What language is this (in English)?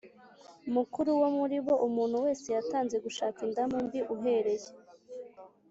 Kinyarwanda